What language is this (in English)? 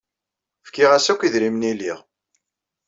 Kabyle